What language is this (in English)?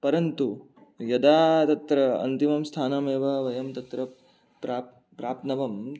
Sanskrit